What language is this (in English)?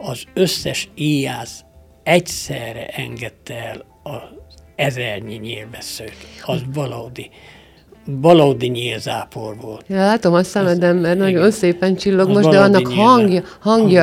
Hungarian